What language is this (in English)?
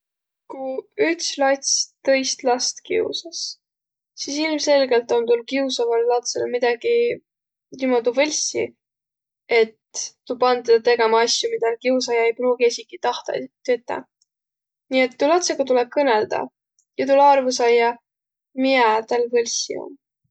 Võro